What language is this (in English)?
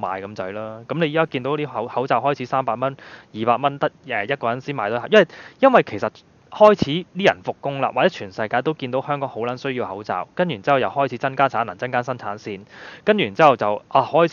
Chinese